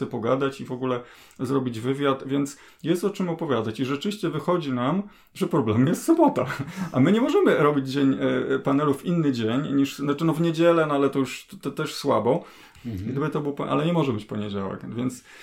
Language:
Polish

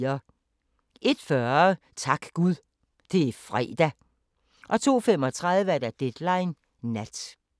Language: Danish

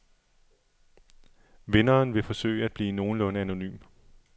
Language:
Danish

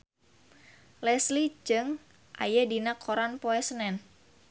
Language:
Sundanese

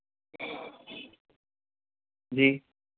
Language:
Hindi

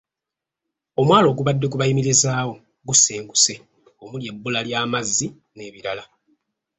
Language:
Ganda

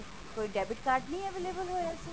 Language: Punjabi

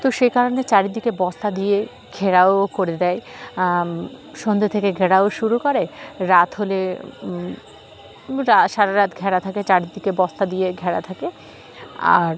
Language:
Bangla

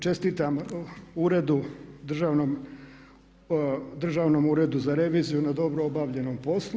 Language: Croatian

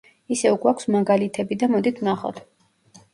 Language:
Georgian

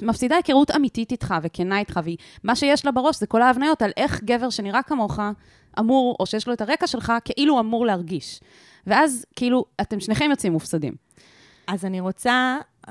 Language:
Hebrew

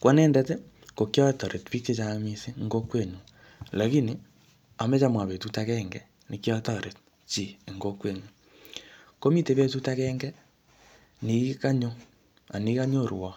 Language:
Kalenjin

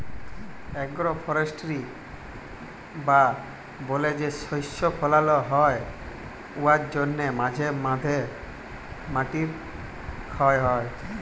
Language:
Bangla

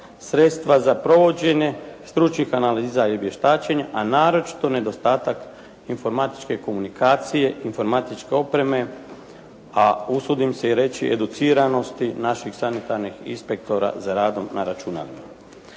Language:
Croatian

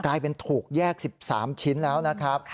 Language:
Thai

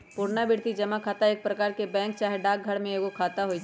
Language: Magahi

